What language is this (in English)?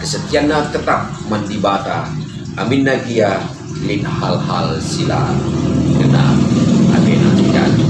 Indonesian